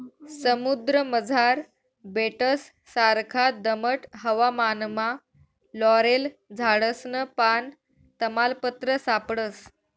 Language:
Marathi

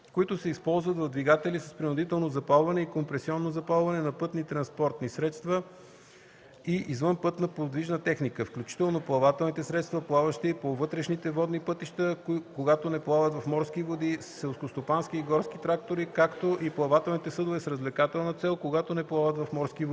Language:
Bulgarian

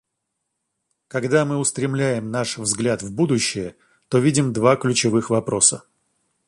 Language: Russian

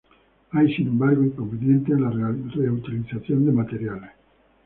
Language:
Spanish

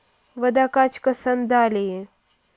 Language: Russian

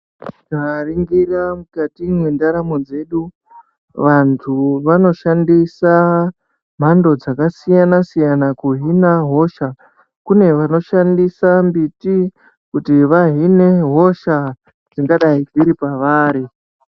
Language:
Ndau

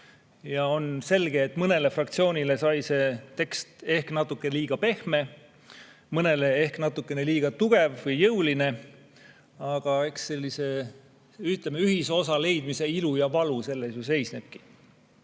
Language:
Estonian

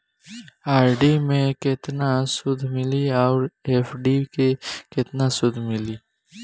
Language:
Bhojpuri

